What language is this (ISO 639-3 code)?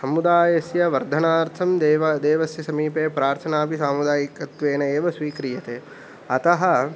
san